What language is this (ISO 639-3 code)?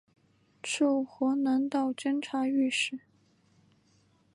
zho